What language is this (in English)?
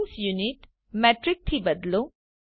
Gujarati